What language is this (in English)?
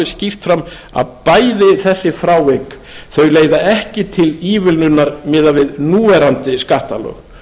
Icelandic